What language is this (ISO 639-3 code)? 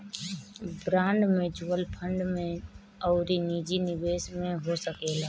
bho